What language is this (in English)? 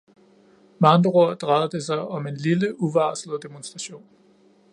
Danish